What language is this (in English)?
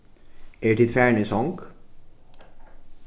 Faroese